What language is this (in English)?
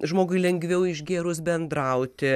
Lithuanian